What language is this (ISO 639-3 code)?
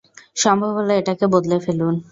ben